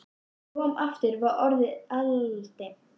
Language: Icelandic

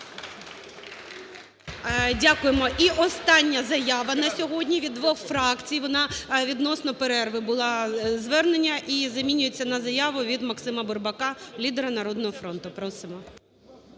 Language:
Ukrainian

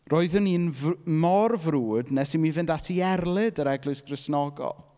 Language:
Welsh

